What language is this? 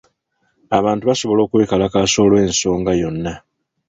Ganda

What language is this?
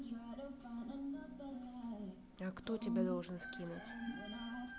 Russian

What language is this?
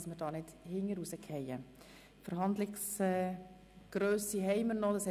Swiss German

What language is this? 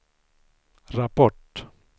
Swedish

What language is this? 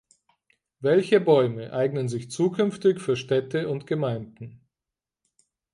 German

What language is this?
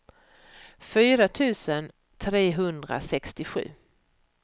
Swedish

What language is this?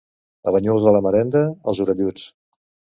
Catalan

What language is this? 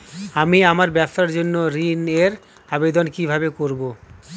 Bangla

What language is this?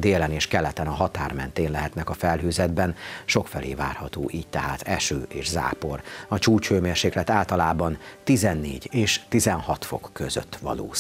Hungarian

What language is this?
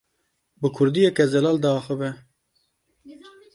Kurdish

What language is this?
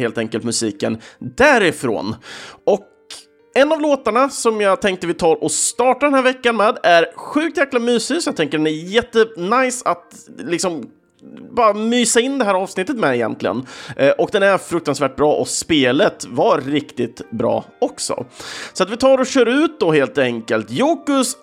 Swedish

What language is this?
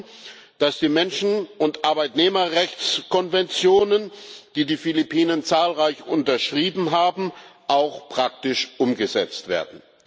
German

